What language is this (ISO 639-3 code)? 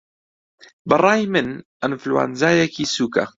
ckb